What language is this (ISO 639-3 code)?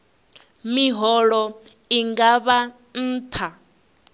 ven